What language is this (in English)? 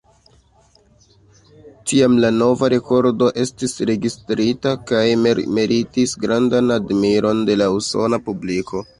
Esperanto